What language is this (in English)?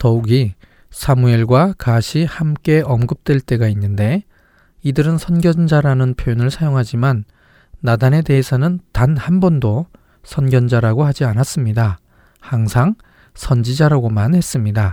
Korean